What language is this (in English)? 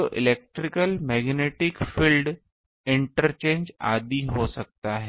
Hindi